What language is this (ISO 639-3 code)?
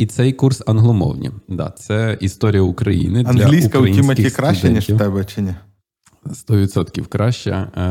ukr